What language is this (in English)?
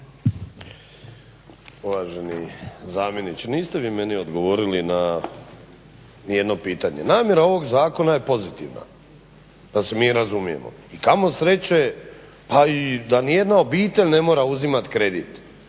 Croatian